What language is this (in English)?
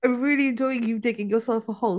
English